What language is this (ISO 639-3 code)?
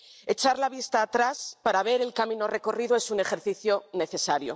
spa